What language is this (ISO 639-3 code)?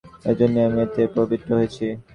ben